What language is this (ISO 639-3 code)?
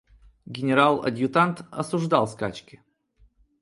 rus